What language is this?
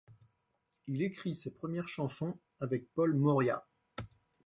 French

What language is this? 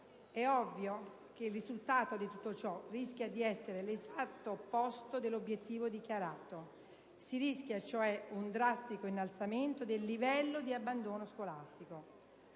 Italian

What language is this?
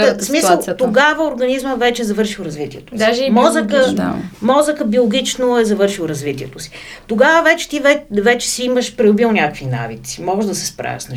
Bulgarian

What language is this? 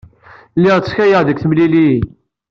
Kabyle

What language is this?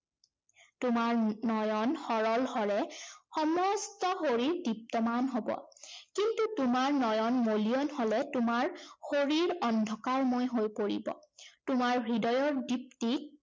Assamese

